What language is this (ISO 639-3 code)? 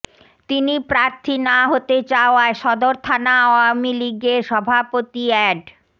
ben